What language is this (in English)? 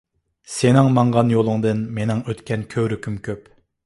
Uyghur